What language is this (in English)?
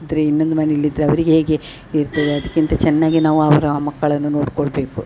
Kannada